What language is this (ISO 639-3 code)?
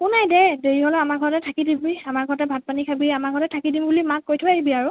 asm